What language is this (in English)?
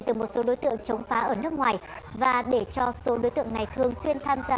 Vietnamese